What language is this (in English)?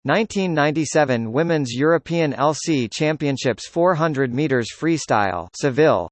English